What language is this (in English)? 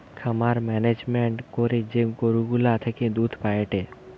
Bangla